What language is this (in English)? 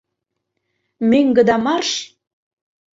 Mari